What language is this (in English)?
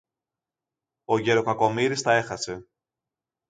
Greek